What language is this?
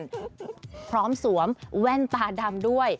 Thai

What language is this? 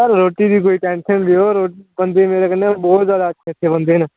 Dogri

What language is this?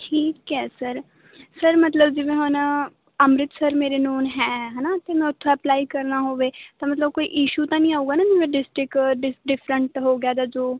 Punjabi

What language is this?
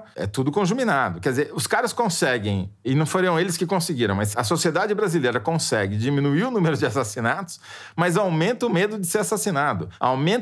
Portuguese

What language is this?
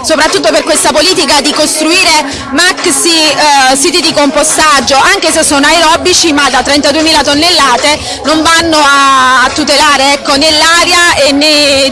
Italian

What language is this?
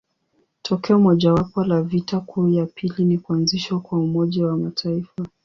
Swahili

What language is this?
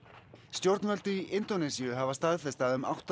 Icelandic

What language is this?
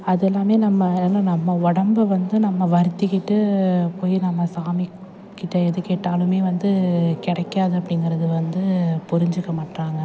Tamil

